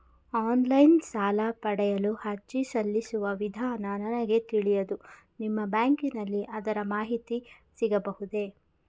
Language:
Kannada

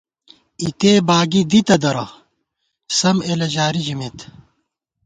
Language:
Gawar-Bati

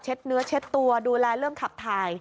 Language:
Thai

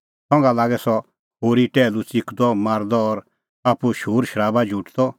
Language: Kullu Pahari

